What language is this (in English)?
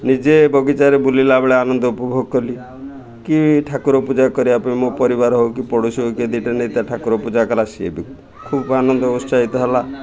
Odia